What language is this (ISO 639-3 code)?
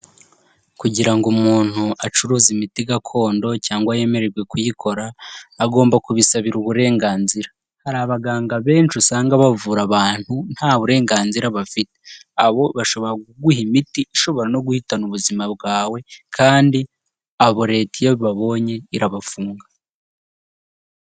kin